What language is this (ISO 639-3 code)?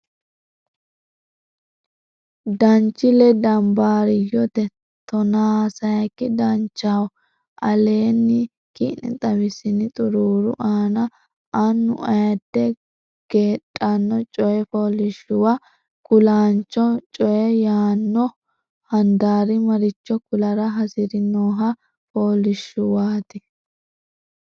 sid